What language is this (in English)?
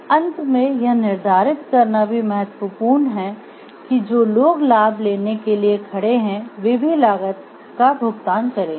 Hindi